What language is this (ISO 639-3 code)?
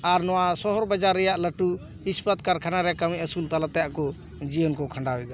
sat